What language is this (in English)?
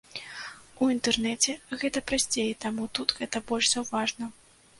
Belarusian